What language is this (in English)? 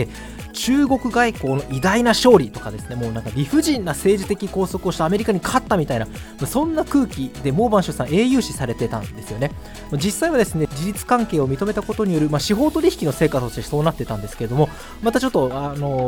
Japanese